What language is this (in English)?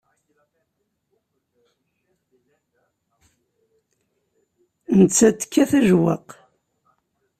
Kabyle